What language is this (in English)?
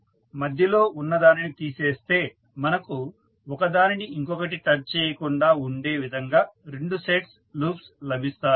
Telugu